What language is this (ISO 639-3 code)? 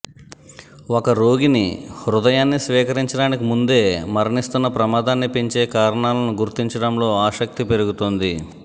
tel